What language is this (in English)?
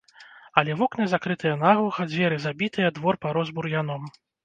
Belarusian